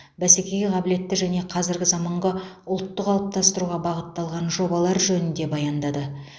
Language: Kazakh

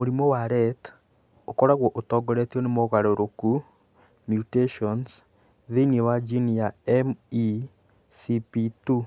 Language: Kikuyu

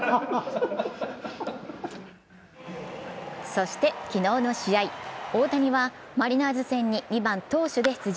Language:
Japanese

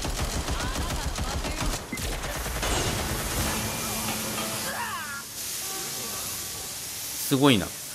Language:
Japanese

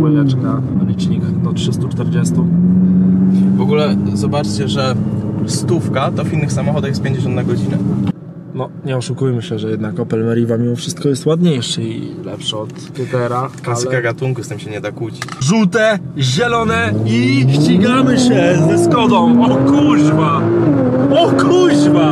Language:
Polish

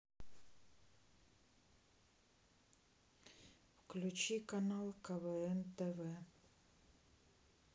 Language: Russian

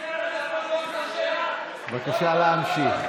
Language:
Hebrew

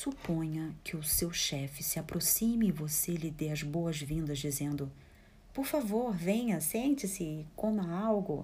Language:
Portuguese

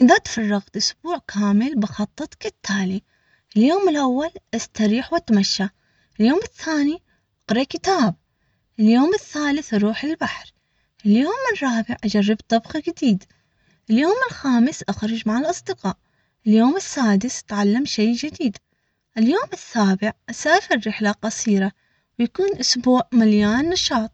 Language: Omani Arabic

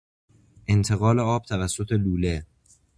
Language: Persian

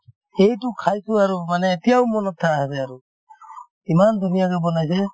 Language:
Assamese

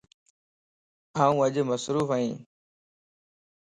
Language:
Lasi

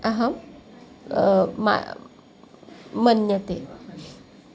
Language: Sanskrit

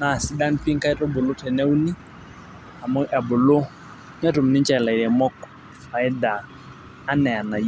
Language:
Masai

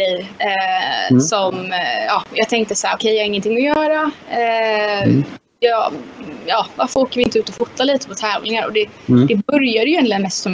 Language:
Swedish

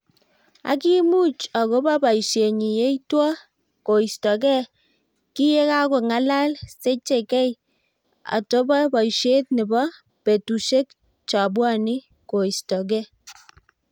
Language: Kalenjin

